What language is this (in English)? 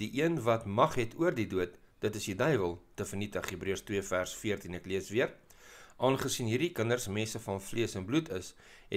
Dutch